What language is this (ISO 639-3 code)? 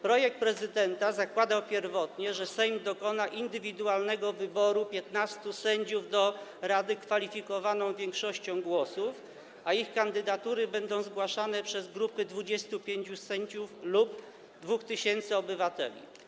pol